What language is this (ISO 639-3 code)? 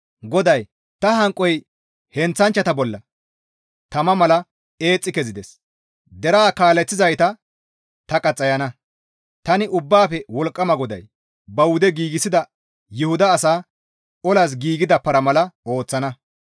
gmv